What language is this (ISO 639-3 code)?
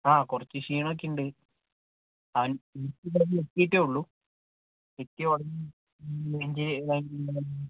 mal